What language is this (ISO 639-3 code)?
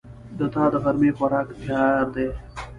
pus